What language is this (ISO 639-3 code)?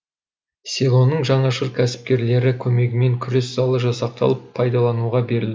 kaz